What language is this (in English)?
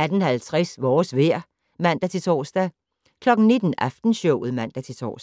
Danish